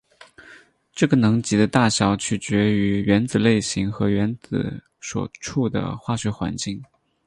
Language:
Chinese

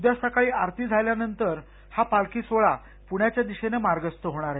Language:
Marathi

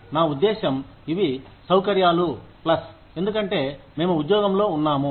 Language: Telugu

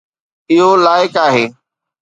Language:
Sindhi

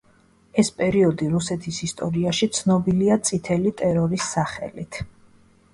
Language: Georgian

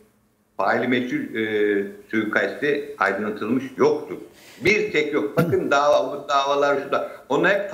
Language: Turkish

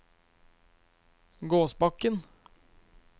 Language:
Norwegian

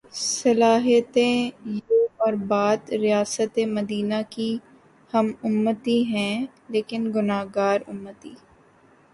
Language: Urdu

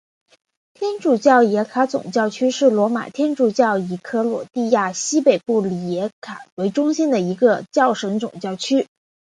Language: Chinese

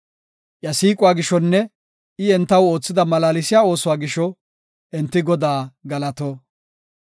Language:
Gofa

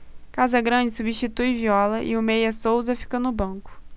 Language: Portuguese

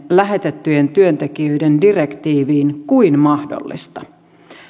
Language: Finnish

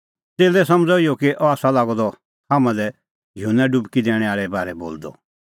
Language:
Kullu Pahari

